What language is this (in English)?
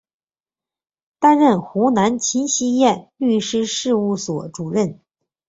Chinese